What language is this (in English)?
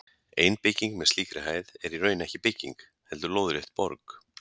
Icelandic